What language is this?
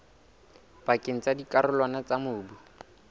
Southern Sotho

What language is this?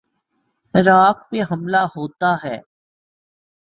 Urdu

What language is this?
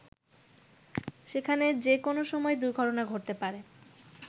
Bangla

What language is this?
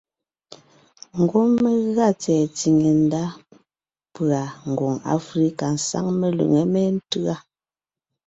Ngiemboon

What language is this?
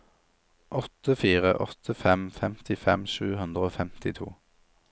Norwegian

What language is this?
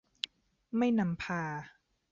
Thai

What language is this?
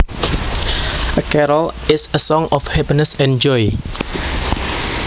Javanese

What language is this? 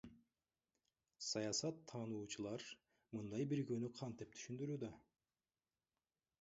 Kyrgyz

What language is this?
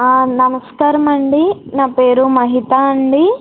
Telugu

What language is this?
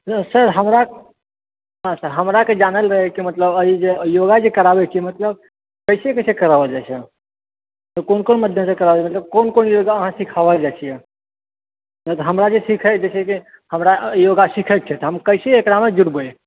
Maithili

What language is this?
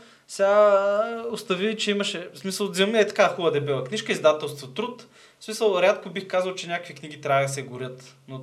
Bulgarian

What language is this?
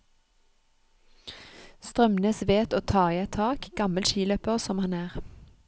Norwegian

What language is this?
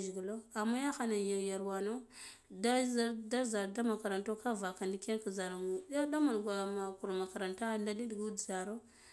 Guduf-Gava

